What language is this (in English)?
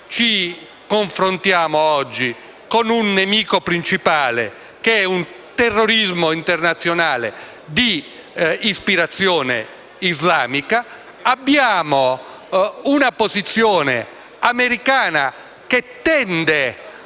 Italian